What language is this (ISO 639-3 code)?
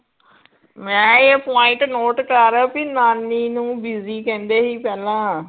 pan